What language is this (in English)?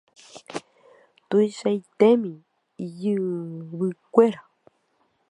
Guarani